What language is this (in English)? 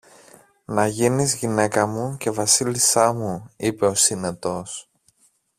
Greek